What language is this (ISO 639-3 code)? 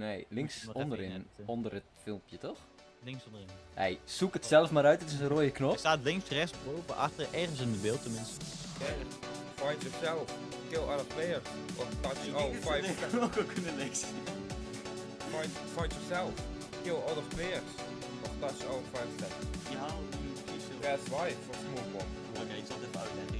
nld